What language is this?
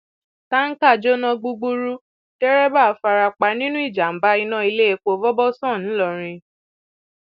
Yoruba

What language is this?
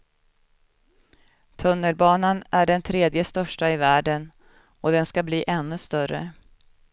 Swedish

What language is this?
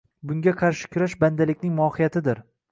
Uzbek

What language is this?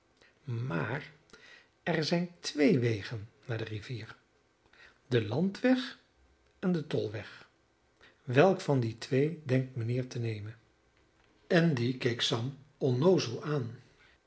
Dutch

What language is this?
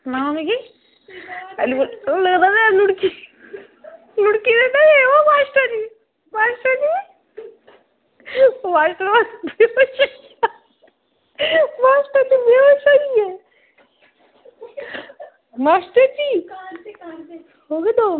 Dogri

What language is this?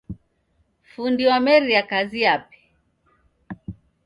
Taita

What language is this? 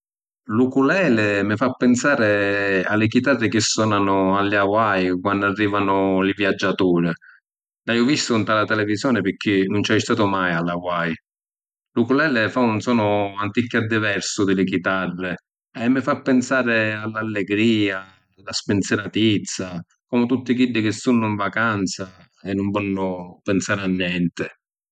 Sicilian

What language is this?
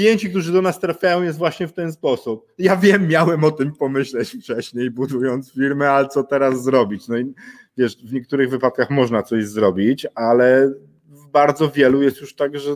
Polish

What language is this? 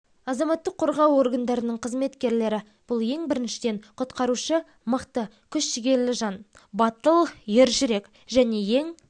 Kazakh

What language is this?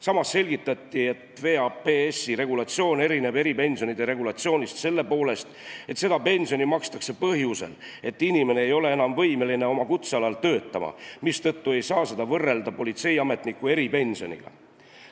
Estonian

